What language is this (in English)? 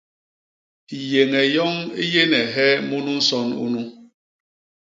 Basaa